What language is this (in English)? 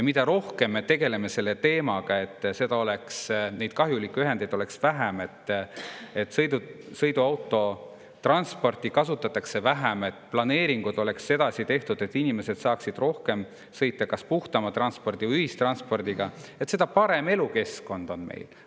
Estonian